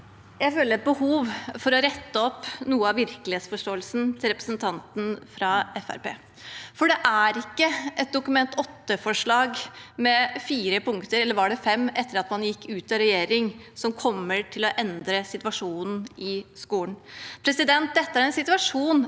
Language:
Norwegian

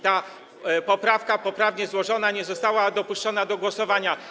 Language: Polish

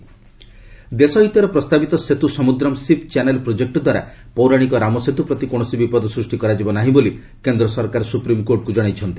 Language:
Odia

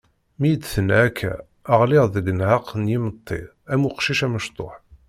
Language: Kabyle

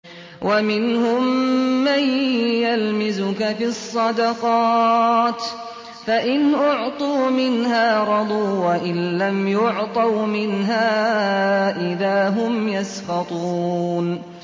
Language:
Arabic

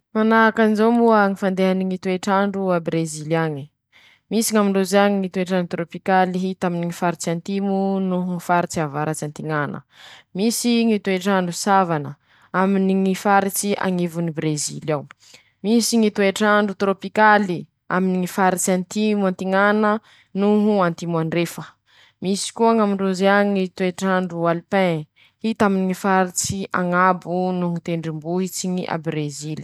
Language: Masikoro Malagasy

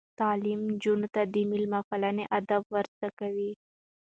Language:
Pashto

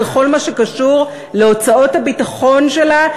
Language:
Hebrew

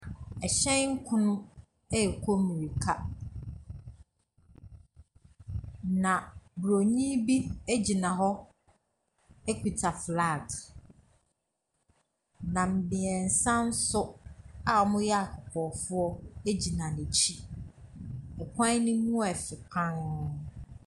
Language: Akan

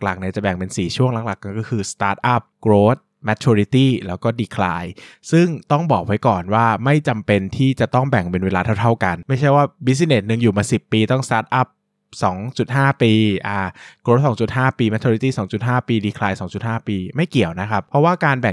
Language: Thai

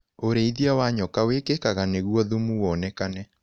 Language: Kikuyu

